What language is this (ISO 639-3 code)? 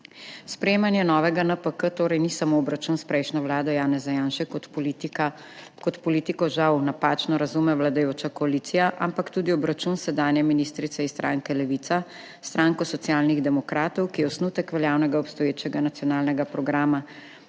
slv